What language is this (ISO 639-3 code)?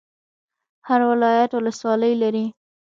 pus